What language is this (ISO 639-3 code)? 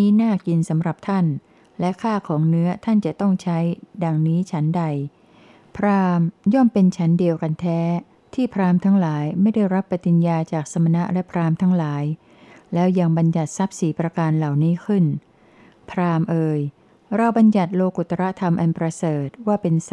tha